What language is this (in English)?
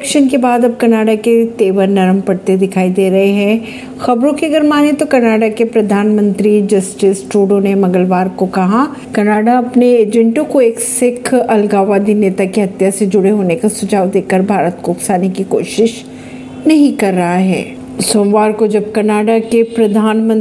Hindi